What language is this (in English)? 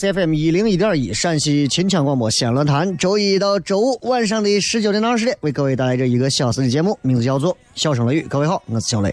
Chinese